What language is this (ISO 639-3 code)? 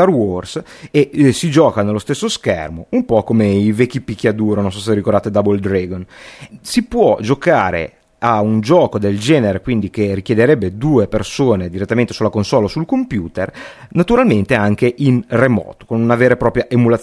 ita